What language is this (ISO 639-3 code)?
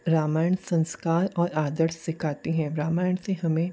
hin